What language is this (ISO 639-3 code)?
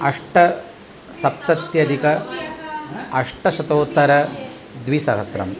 san